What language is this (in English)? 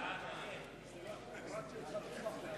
Hebrew